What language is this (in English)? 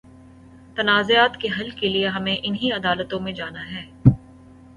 Urdu